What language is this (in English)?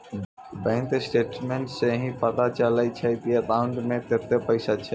Maithili